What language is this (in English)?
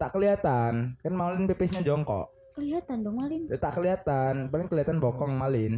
Indonesian